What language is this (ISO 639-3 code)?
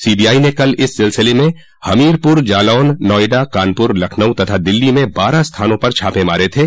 hin